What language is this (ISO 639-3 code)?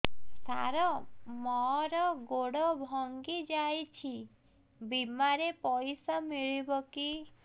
ori